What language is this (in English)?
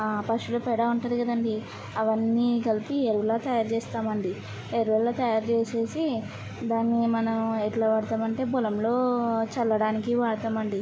Telugu